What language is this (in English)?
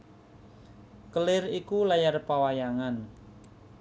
Javanese